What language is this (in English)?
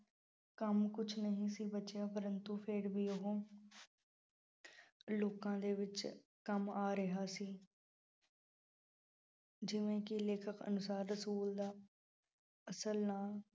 Punjabi